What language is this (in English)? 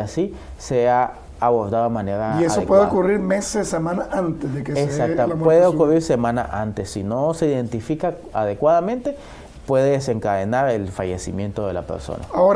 Spanish